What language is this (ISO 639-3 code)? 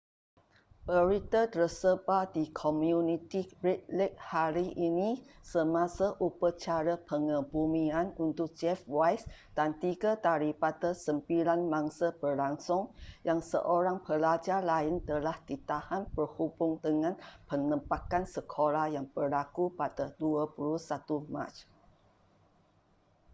msa